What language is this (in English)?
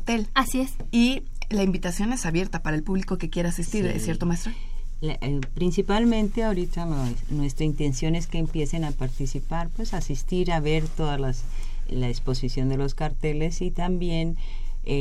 Spanish